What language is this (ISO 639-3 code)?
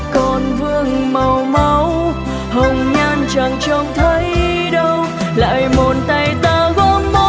vie